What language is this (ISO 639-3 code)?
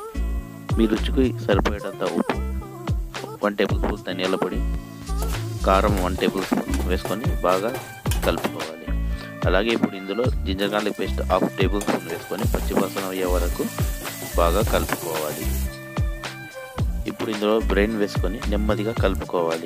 ind